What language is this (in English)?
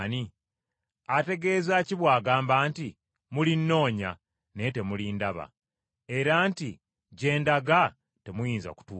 Ganda